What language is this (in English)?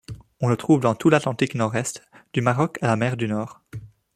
French